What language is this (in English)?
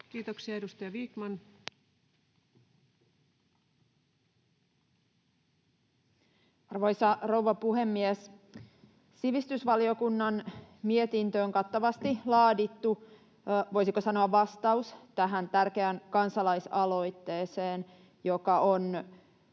Finnish